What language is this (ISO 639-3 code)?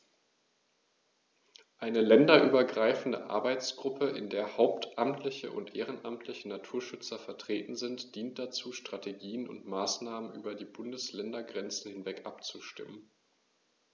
deu